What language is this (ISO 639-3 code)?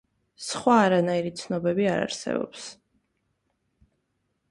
kat